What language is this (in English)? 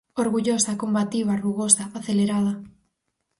Galician